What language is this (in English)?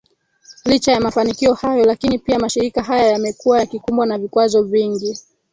Swahili